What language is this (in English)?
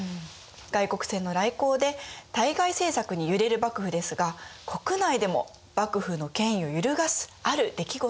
Japanese